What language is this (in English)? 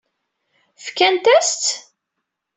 Kabyle